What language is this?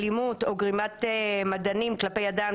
Hebrew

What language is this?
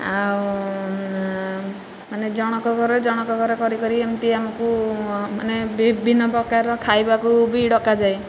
Odia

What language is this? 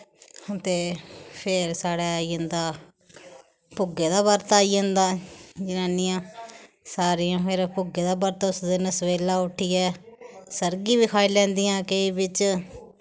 Dogri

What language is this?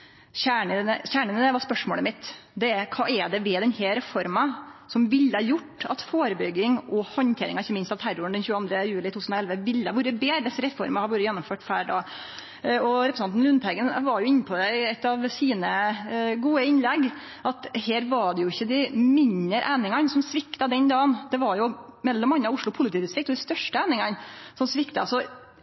Norwegian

